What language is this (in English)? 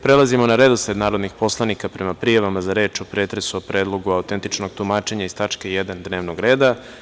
Serbian